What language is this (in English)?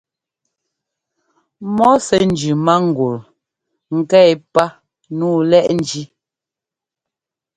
Ngomba